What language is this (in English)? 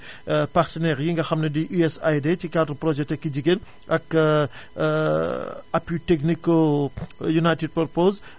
Wolof